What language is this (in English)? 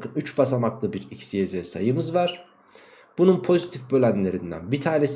Turkish